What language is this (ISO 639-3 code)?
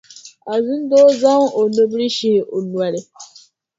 dag